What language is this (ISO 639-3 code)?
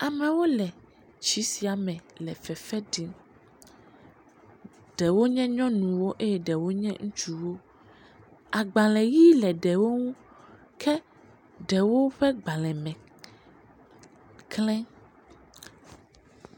ewe